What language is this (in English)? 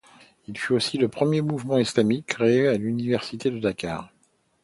French